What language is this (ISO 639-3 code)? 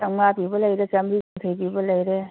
mni